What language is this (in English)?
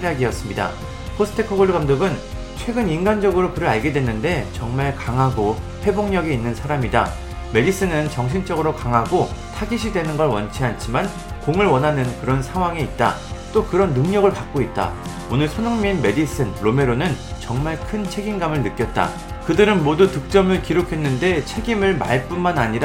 Korean